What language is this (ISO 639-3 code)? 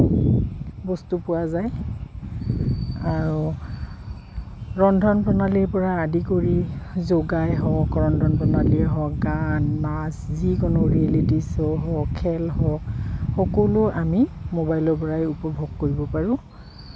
asm